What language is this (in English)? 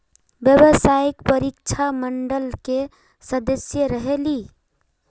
Magahi